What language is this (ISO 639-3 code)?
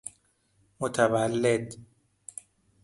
fas